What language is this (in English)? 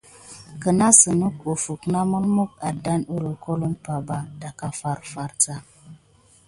Gidar